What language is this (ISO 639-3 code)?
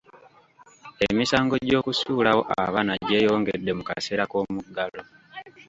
lug